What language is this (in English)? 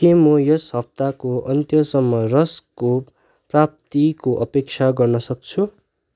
Nepali